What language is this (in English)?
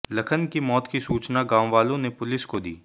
Hindi